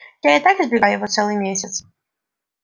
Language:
Russian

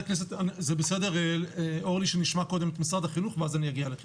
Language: Hebrew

